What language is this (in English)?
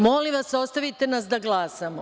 Serbian